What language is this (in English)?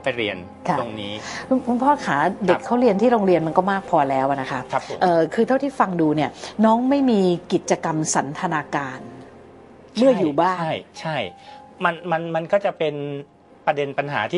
Thai